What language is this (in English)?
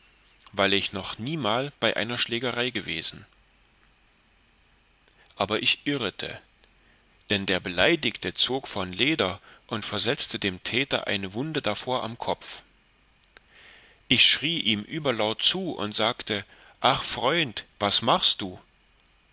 German